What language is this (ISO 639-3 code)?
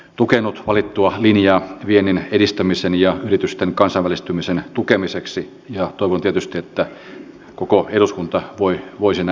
fin